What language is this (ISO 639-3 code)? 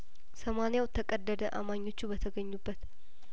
amh